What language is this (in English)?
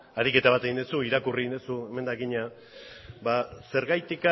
Basque